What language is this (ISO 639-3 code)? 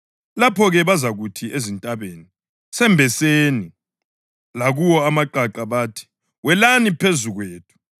nde